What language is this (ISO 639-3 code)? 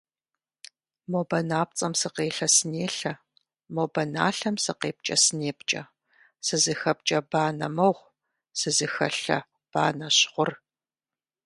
kbd